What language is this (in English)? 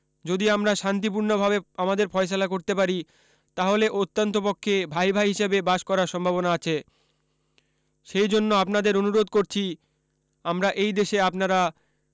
Bangla